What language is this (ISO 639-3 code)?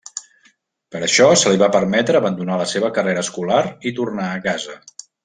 cat